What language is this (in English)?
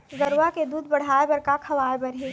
Chhattisgarhi